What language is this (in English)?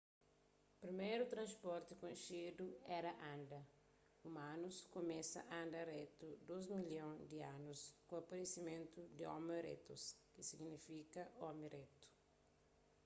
Kabuverdianu